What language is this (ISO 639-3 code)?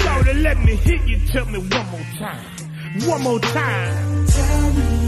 eng